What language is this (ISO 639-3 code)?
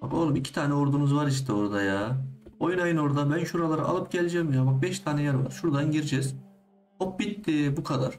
tur